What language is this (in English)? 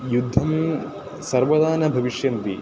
Sanskrit